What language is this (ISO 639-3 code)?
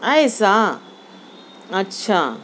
urd